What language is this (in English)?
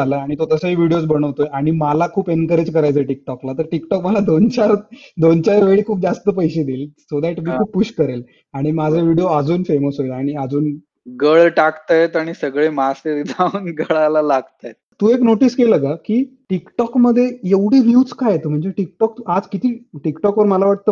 Marathi